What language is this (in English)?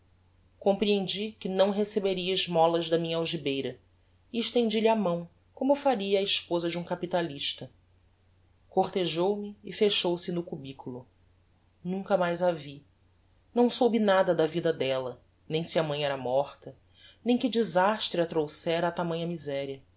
Portuguese